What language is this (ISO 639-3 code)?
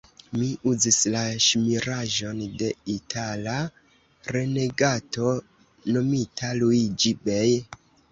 epo